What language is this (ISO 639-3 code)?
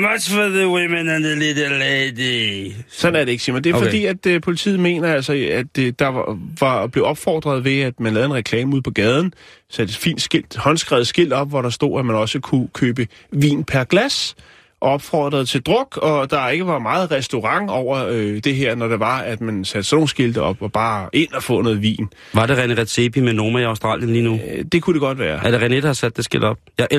dan